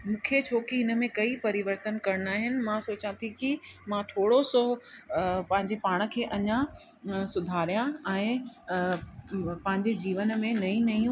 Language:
Sindhi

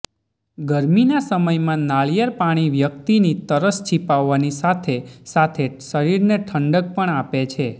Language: Gujarati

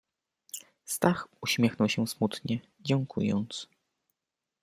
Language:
Polish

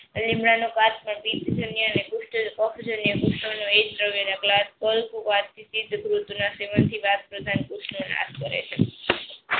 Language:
Gujarati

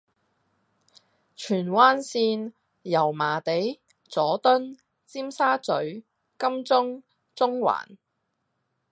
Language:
Cantonese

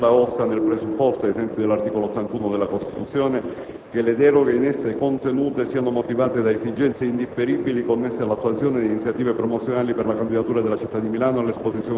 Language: Italian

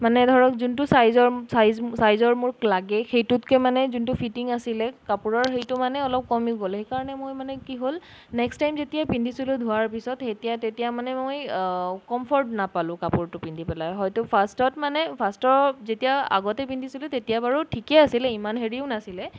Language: Assamese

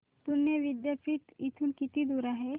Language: Marathi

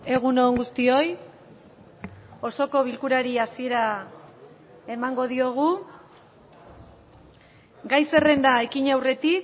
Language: Basque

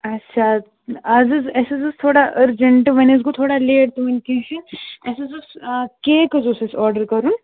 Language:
Kashmiri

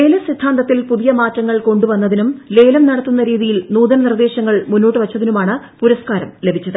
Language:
Malayalam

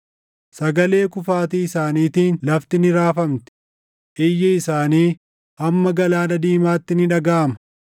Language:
Oromo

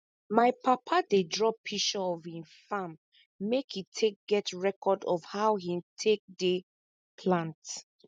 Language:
Nigerian Pidgin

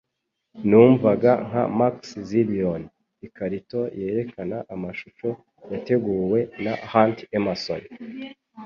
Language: Kinyarwanda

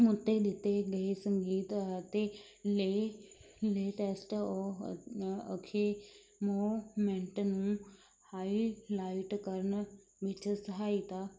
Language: Punjabi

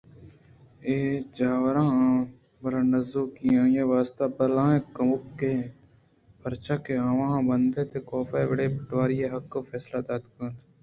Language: Eastern Balochi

